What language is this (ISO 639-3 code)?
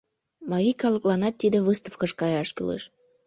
chm